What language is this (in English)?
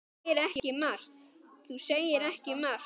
Icelandic